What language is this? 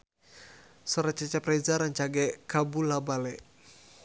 Sundanese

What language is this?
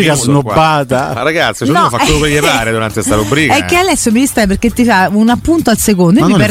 Italian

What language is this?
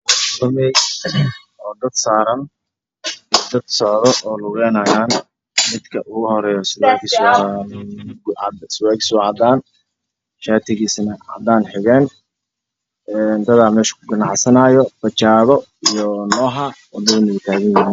Somali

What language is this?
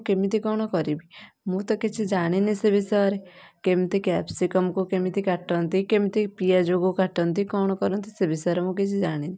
Odia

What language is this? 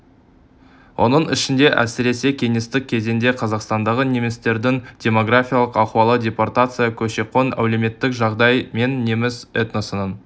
Kazakh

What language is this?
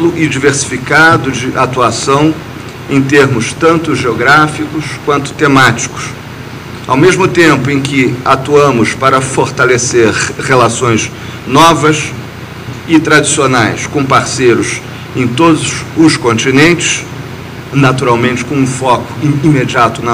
Portuguese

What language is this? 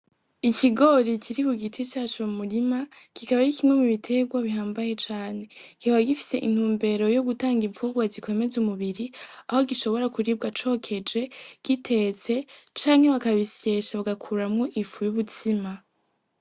Rundi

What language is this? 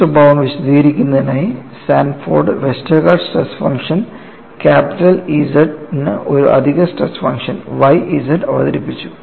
Malayalam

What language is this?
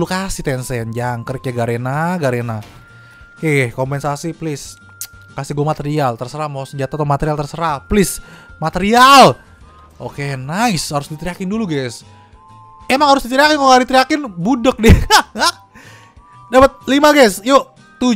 Indonesian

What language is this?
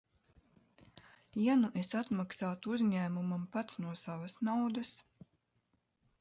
Latvian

